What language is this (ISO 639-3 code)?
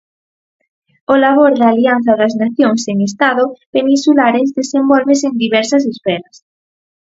glg